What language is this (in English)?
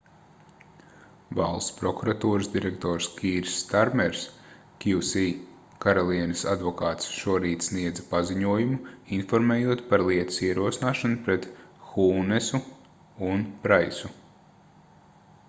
Latvian